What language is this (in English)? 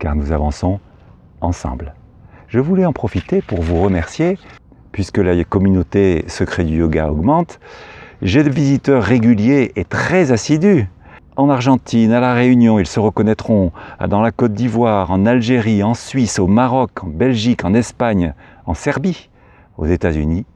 French